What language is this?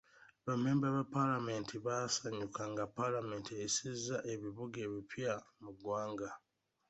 Ganda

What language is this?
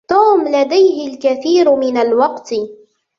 Arabic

